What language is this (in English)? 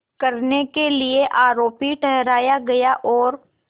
Hindi